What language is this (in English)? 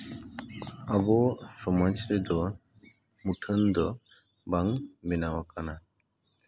Santali